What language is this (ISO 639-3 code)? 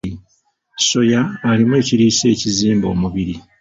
lug